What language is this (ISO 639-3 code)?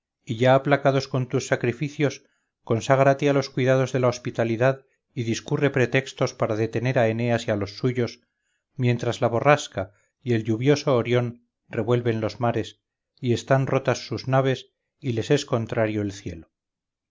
spa